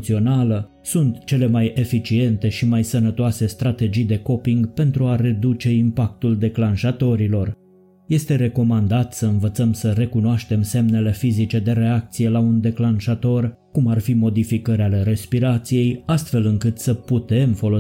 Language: Romanian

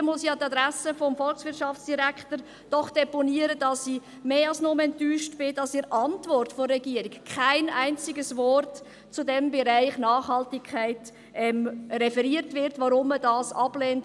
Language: Swiss German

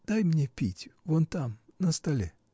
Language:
Russian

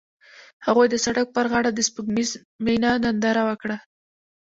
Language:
Pashto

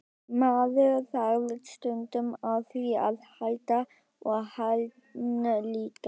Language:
Icelandic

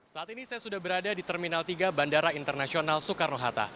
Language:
Indonesian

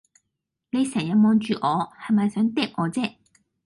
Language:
Cantonese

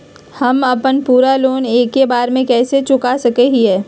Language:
Magahi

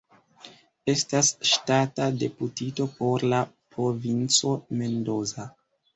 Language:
Esperanto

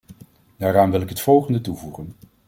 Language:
Dutch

